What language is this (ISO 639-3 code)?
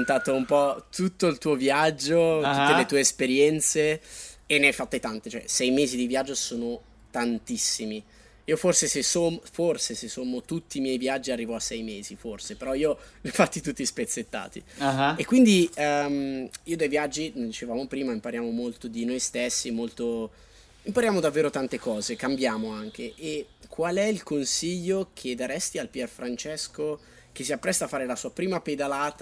ita